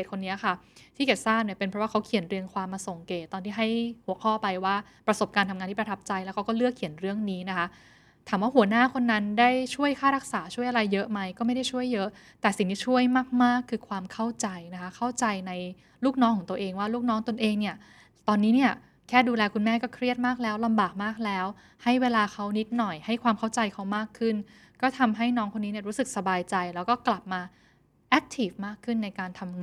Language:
Thai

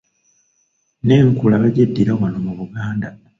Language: Ganda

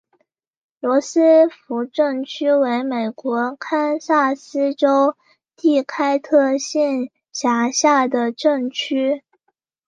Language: Chinese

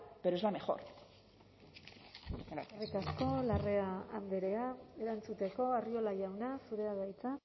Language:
Basque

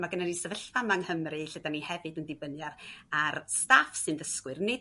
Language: Welsh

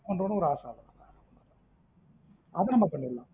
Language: Tamil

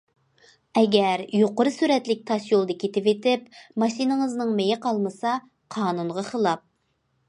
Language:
Uyghur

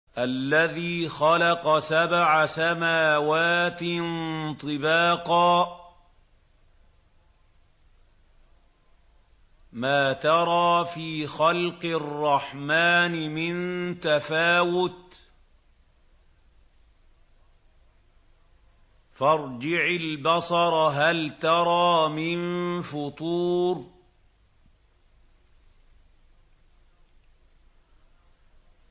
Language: Arabic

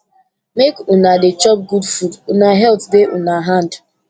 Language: Nigerian Pidgin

